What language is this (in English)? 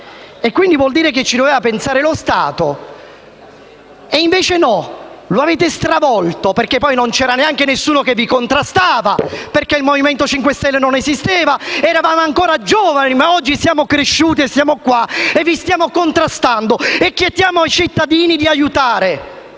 Italian